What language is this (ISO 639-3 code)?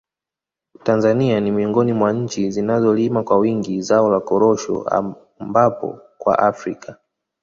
swa